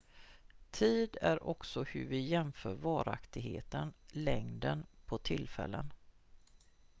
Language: Swedish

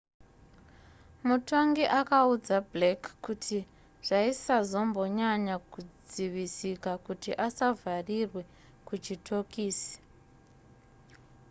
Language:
Shona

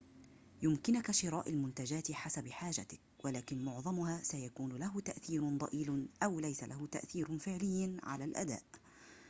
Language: Arabic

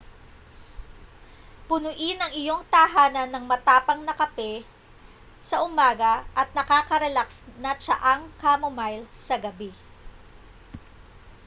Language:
Filipino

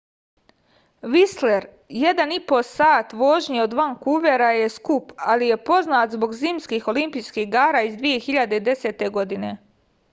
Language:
Serbian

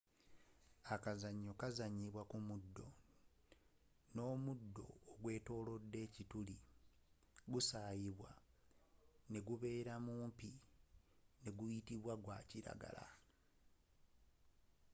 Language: Ganda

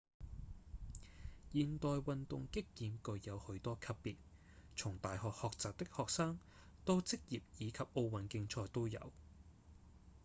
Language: Cantonese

